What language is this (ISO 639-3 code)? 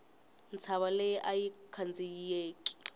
tso